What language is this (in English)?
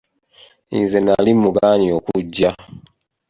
Ganda